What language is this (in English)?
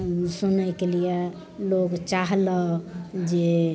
Maithili